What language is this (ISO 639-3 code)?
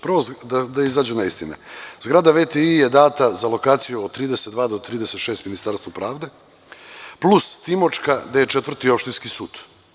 srp